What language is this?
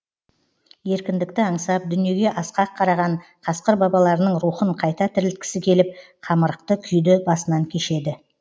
Kazakh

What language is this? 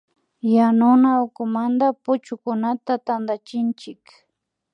Imbabura Highland Quichua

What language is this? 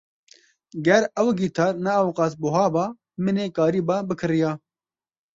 Kurdish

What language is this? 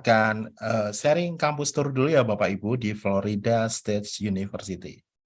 Indonesian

